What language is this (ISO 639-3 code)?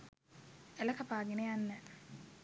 sin